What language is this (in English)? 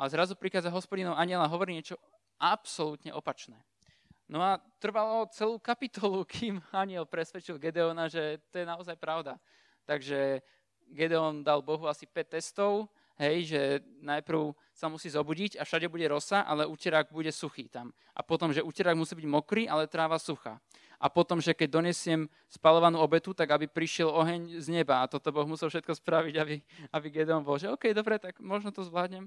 Slovak